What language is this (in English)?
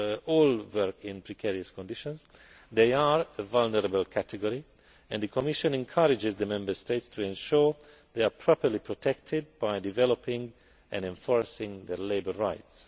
English